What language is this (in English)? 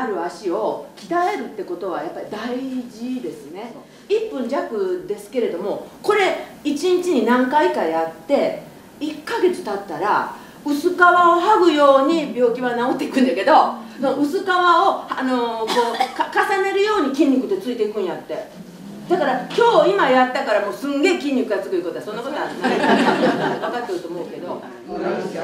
Japanese